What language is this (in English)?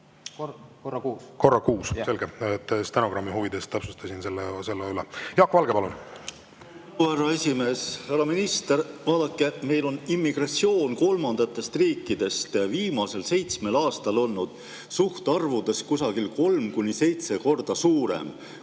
Estonian